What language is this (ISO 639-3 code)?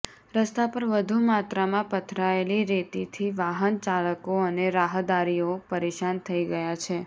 guj